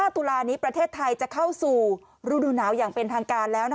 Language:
Thai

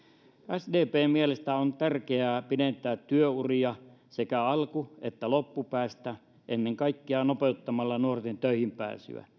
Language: Finnish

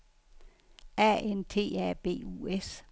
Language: Danish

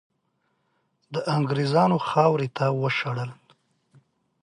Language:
Pashto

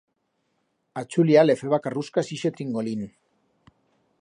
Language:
Aragonese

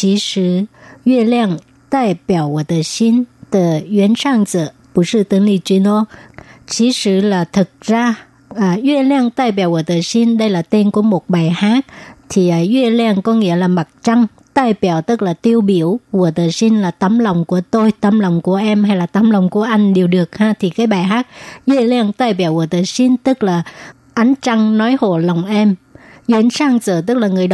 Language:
Vietnamese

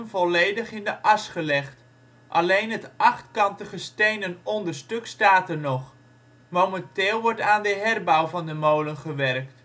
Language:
Dutch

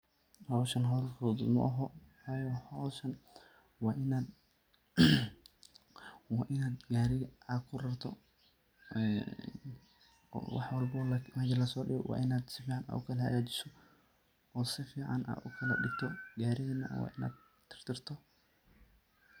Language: Somali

